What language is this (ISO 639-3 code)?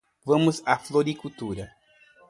por